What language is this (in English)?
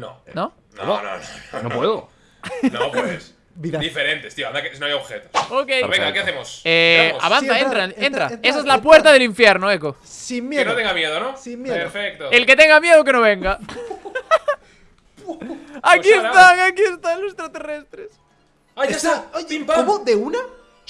Spanish